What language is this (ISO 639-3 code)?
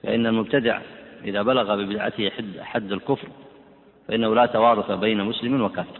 ara